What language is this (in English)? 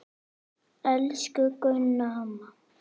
Icelandic